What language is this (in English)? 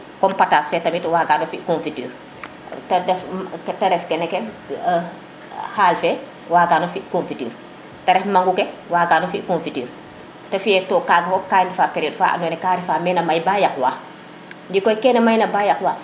Serer